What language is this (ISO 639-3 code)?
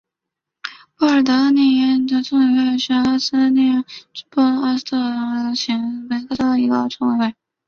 zho